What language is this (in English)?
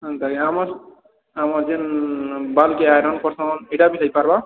Odia